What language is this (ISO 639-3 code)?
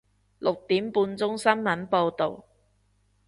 yue